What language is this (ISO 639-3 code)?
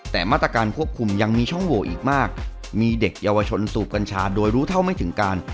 tha